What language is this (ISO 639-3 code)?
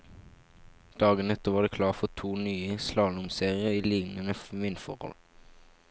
nor